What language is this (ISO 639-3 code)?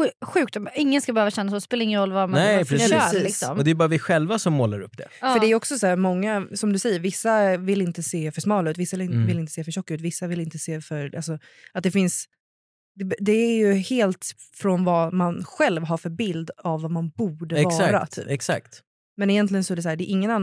swe